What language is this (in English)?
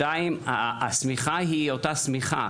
Hebrew